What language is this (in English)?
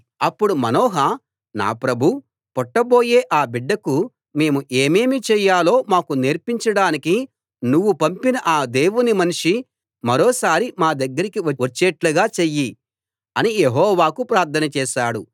Telugu